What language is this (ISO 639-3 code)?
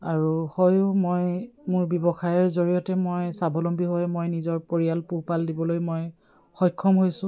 asm